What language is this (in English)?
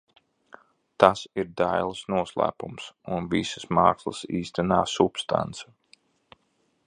Latvian